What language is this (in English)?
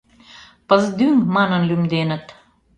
Mari